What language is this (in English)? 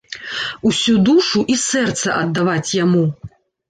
Belarusian